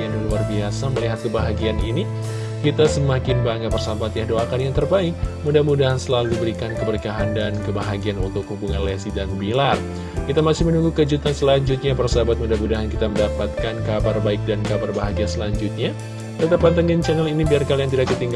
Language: Indonesian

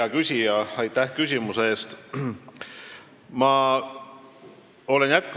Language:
Estonian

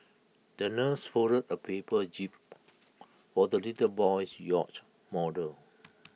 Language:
English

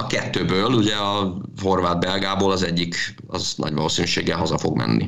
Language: Hungarian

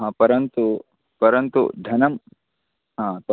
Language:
Sanskrit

